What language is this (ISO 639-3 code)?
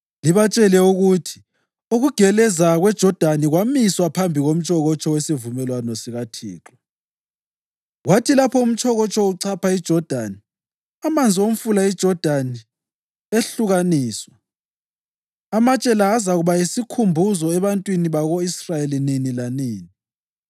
nde